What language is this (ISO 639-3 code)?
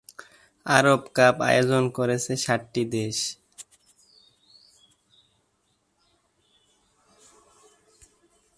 ben